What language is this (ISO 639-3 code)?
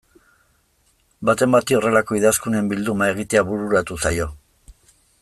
eus